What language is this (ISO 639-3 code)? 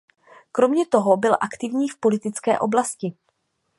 ces